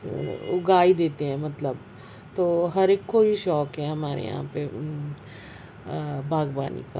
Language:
Urdu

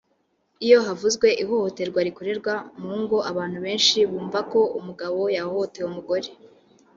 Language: Kinyarwanda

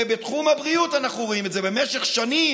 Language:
Hebrew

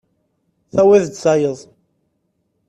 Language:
Kabyle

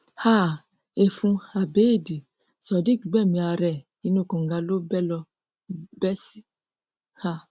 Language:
Yoruba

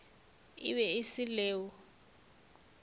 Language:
Northern Sotho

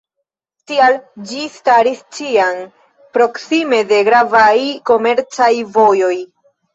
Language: Esperanto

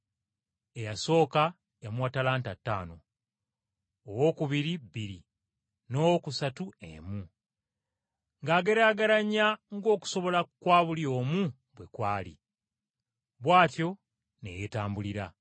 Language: Ganda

